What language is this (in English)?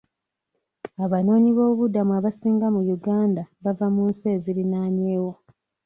Ganda